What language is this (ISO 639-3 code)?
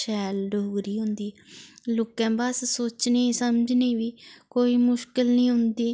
doi